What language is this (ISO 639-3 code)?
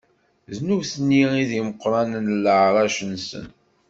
kab